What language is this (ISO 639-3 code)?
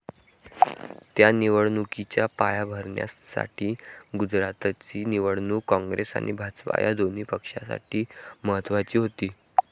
mar